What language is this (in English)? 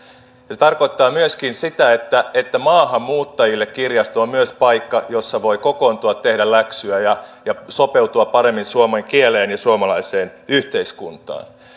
Finnish